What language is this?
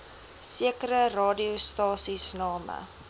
Afrikaans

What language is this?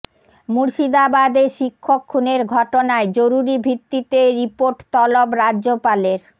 Bangla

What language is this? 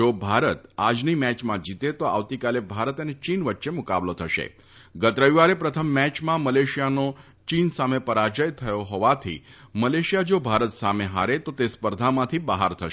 Gujarati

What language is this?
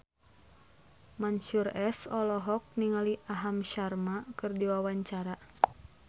Sundanese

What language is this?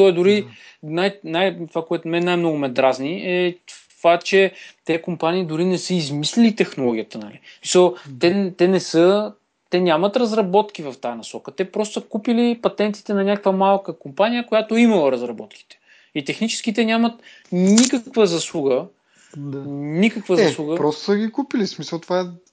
Bulgarian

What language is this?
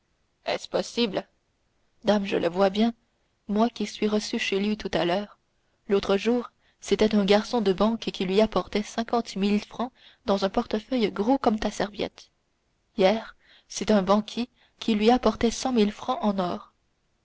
French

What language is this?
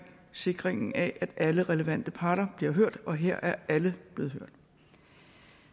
Danish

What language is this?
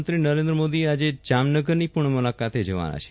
Gujarati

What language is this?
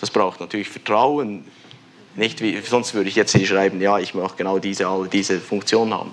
German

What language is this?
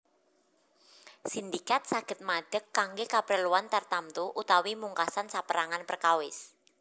Javanese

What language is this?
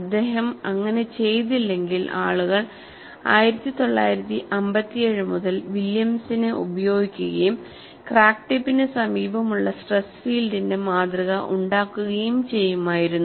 Malayalam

